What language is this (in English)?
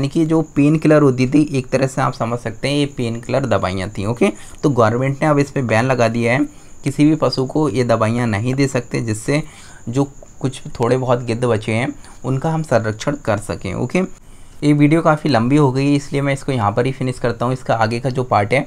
Hindi